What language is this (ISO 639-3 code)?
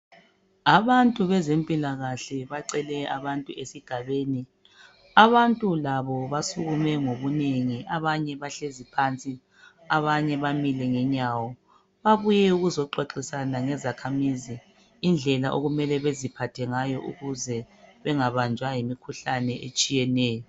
nde